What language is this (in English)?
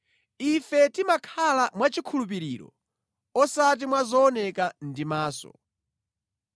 Nyanja